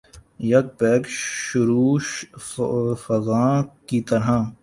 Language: Urdu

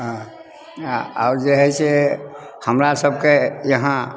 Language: Maithili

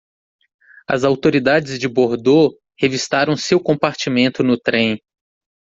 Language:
Portuguese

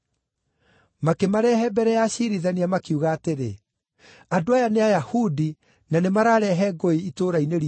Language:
Kikuyu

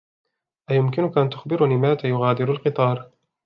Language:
Arabic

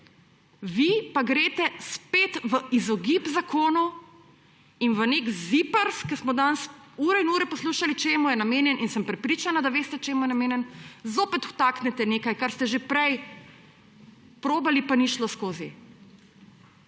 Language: Slovenian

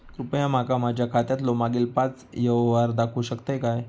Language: Marathi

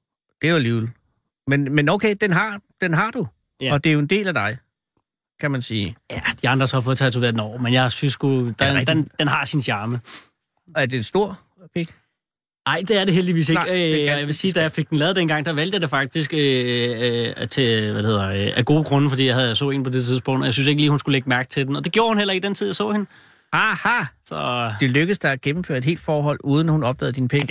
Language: Danish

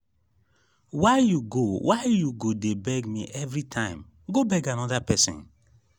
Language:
Nigerian Pidgin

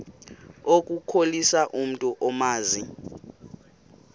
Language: Xhosa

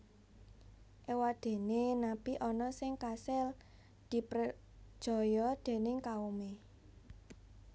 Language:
Javanese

